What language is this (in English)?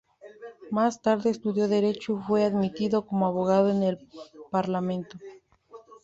Spanish